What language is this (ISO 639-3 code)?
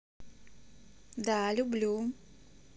rus